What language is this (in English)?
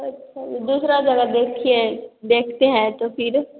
Hindi